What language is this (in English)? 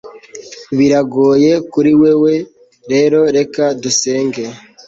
Kinyarwanda